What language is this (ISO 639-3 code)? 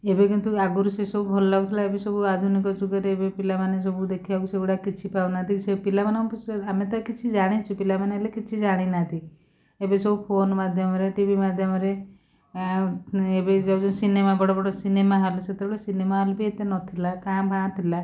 ori